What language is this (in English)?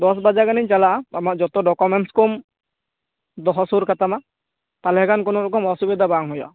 Santali